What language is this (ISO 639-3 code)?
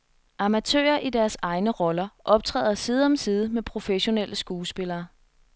dan